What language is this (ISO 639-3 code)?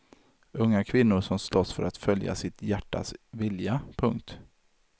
swe